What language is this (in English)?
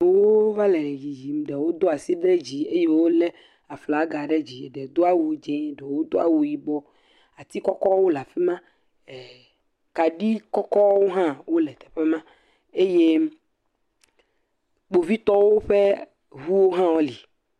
Ewe